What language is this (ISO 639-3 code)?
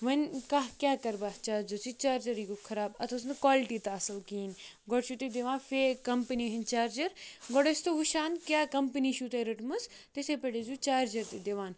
kas